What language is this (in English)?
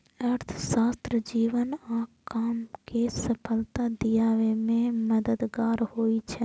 Maithili